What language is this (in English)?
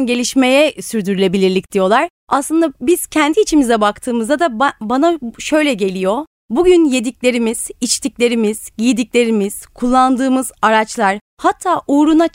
Turkish